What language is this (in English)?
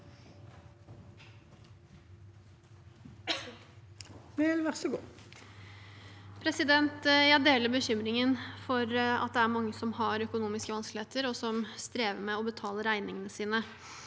Norwegian